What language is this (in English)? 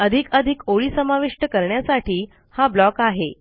Marathi